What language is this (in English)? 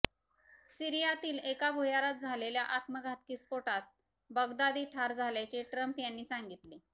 Marathi